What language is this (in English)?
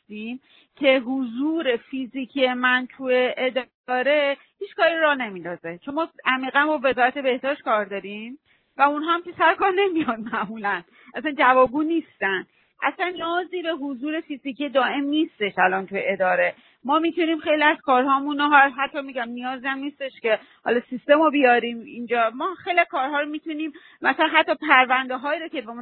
Persian